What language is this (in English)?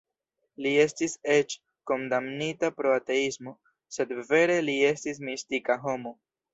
Esperanto